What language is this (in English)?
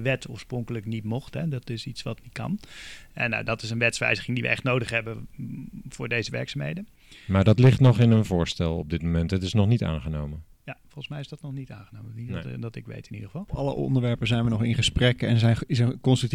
Dutch